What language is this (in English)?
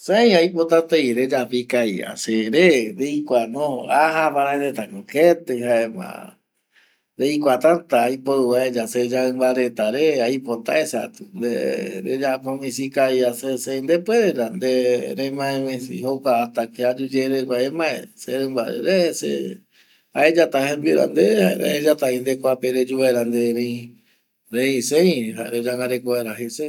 Eastern Bolivian Guaraní